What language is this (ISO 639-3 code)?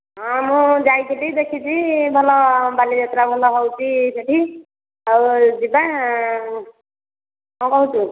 ori